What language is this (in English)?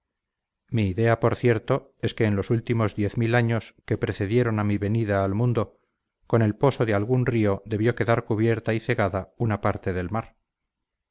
Spanish